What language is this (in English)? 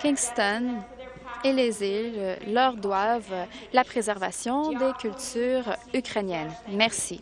French